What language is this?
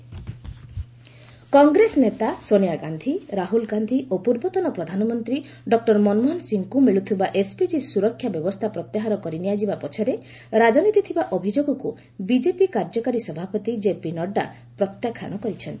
Odia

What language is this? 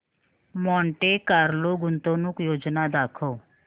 Marathi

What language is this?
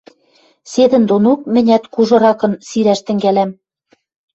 Western Mari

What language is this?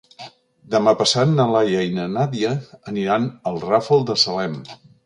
Catalan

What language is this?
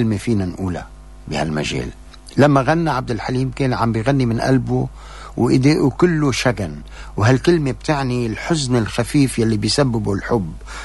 Arabic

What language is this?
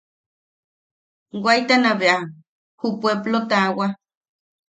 Yaqui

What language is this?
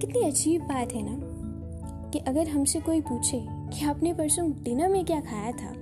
Hindi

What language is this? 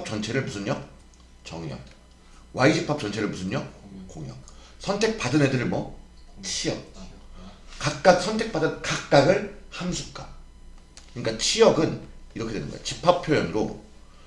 Korean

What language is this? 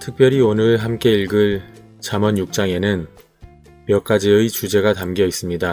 Korean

